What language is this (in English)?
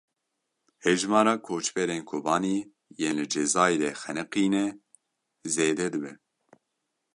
Kurdish